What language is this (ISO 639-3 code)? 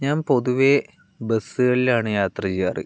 mal